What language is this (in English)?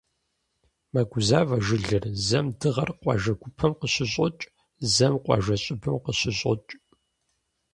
Kabardian